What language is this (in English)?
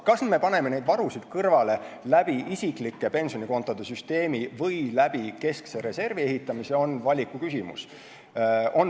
Estonian